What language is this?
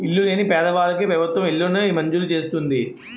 Telugu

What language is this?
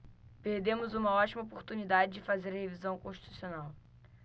Portuguese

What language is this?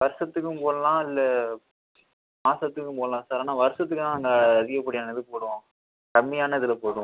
Tamil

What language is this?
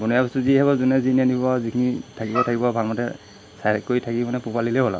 Assamese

